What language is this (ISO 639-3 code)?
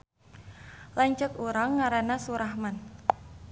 sun